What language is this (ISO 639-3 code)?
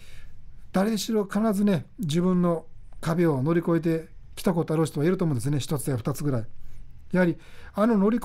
jpn